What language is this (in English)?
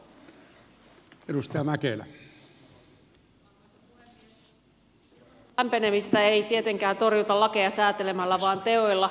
Finnish